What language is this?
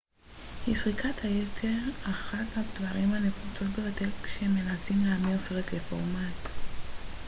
Hebrew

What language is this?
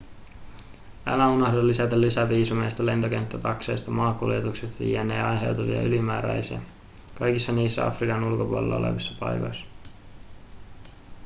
Finnish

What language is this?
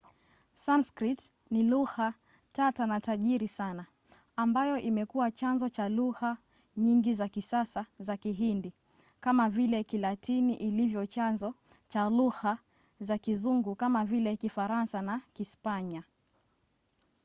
Swahili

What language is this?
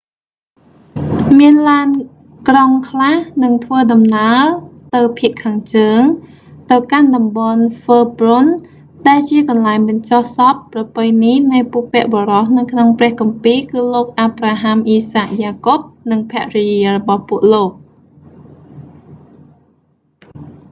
Khmer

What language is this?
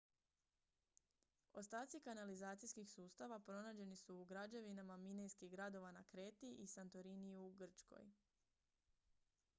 Croatian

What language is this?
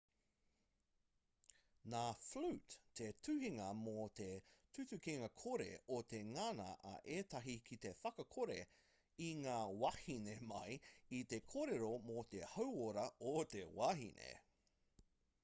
Māori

